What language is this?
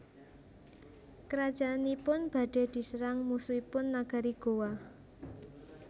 Javanese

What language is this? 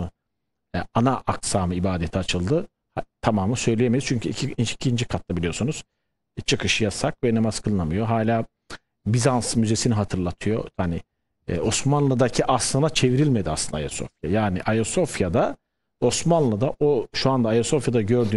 Turkish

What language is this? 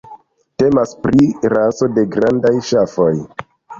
Esperanto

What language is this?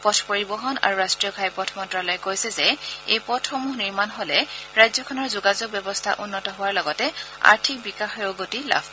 Assamese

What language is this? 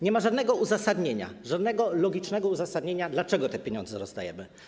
Polish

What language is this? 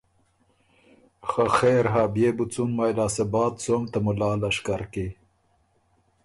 Ormuri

